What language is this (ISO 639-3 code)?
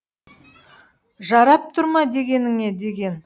kaz